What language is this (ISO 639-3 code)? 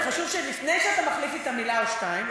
heb